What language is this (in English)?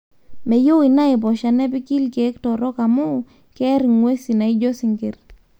Masai